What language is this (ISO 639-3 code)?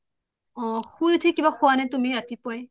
asm